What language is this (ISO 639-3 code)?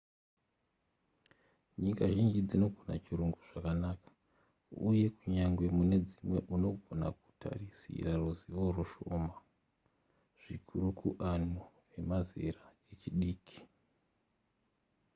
sna